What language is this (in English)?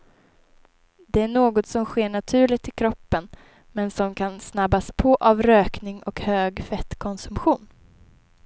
Swedish